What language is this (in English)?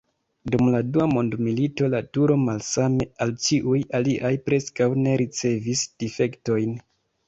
Esperanto